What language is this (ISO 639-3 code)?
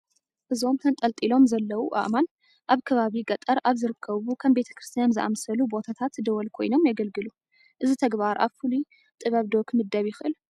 tir